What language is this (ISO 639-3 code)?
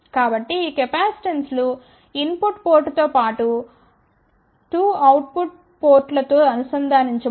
tel